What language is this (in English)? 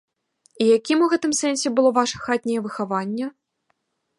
Belarusian